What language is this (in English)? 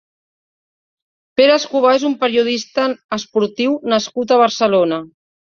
Catalan